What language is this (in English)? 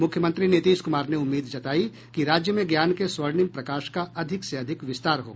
Hindi